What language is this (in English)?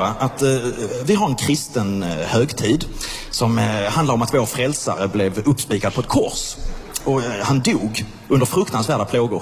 Swedish